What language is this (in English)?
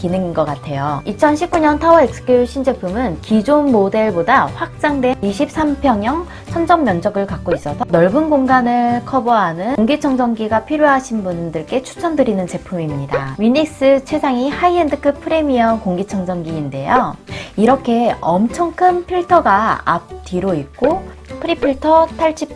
Korean